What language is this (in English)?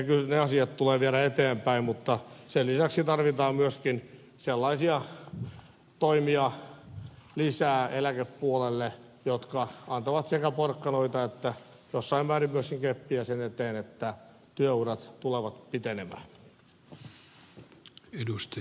Finnish